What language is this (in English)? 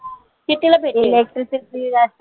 Marathi